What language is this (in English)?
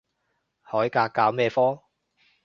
Cantonese